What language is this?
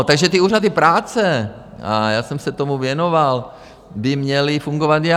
Czech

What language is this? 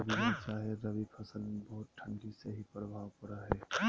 Magahi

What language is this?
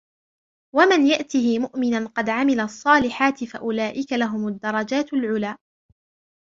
Arabic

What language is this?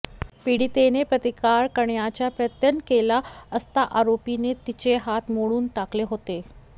Marathi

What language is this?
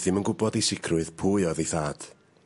Welsh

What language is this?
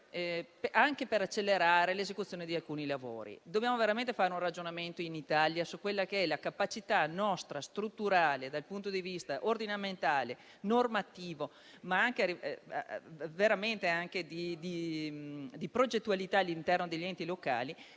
Italian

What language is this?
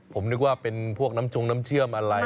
Thai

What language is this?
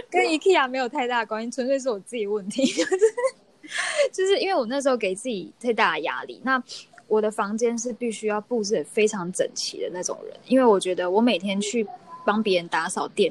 Chinese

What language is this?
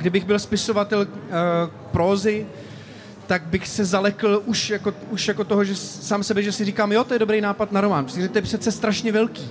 Czech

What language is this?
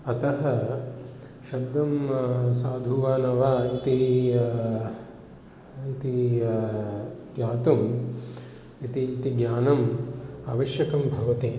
Sanskrit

